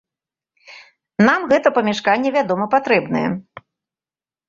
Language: Belarusian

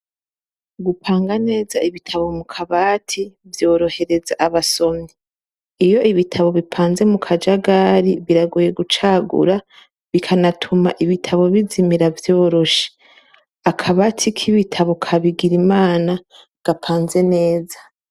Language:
Rundi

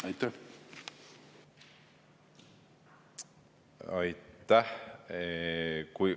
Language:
Estonian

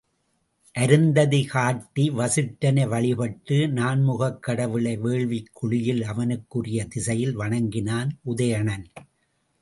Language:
Tamil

